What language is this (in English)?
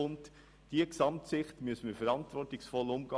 Swiss German